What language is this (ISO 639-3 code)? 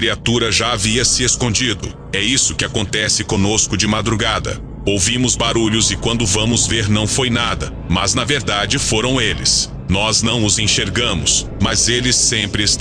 por